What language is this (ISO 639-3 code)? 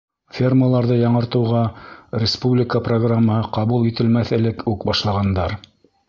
bak